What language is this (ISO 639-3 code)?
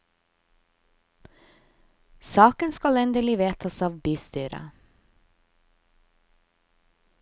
nor